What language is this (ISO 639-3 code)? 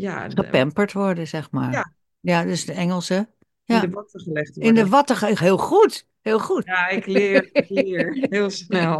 nld